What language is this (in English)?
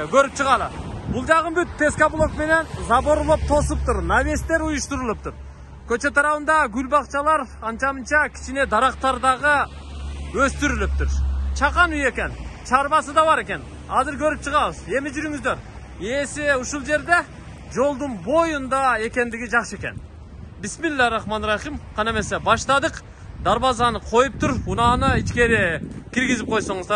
Turkish